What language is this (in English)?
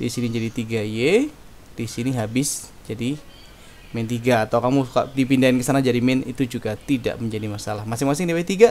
Indonesian